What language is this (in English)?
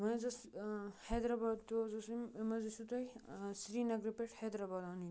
Kashmiri